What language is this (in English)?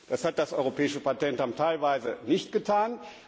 German